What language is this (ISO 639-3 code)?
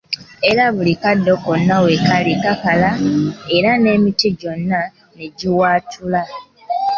lug